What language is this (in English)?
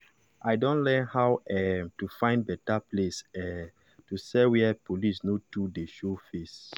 Nigerian Pidgin